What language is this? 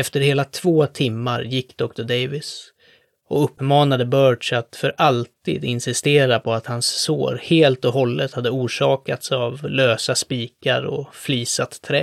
Swedish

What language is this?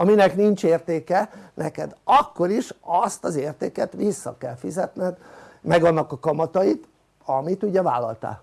Hungarian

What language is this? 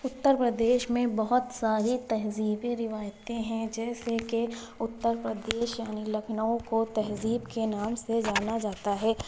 Urdu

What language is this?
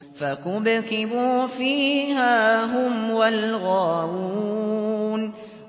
Arabic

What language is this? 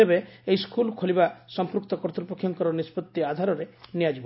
Odia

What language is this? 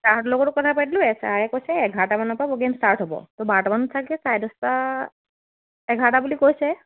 Assamese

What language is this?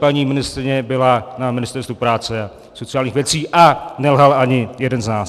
Czech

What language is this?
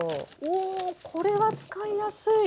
Japanese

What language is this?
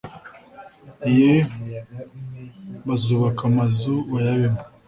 Kinyarwanda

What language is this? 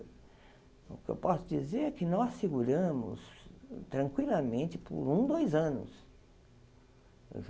Portuguese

